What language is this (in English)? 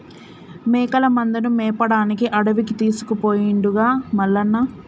Telugu